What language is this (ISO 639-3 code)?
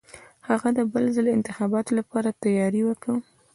pus